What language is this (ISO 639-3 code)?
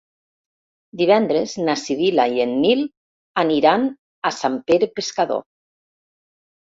cat